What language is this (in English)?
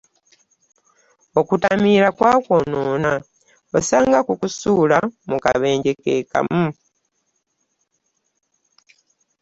Ganda